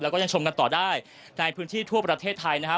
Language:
Thai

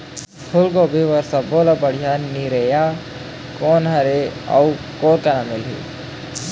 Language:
Chhattisgarhi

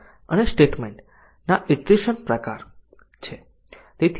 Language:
Gujarati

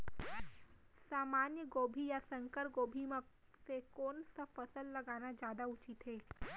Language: Chhattisgarhi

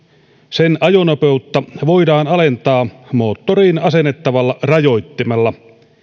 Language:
Finnish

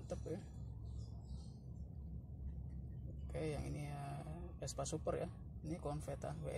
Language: Indonesian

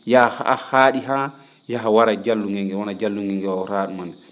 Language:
Fula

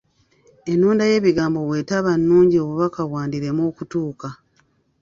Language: Ganda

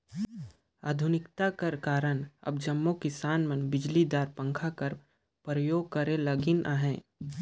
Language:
Chhattisgarhi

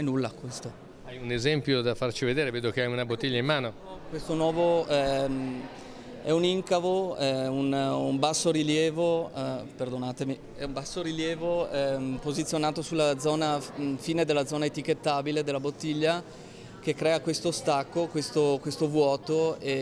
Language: Italian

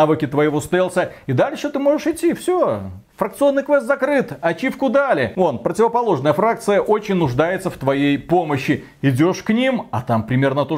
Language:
Russian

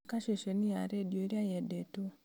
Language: Kikuyu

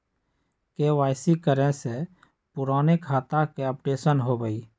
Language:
Magahi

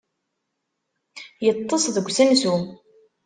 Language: Kabyle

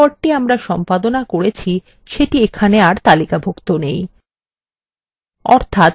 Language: Bangla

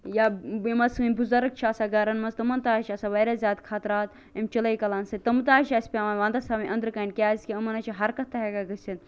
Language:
Kashmiri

